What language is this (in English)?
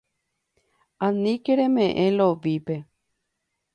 Guarani